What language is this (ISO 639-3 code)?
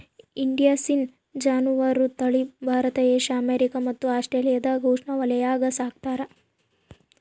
kan